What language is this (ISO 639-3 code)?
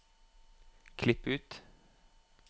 nor